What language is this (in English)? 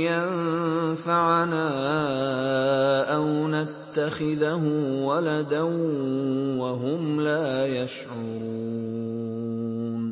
Arabic